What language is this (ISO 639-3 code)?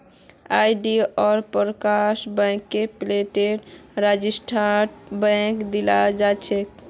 mag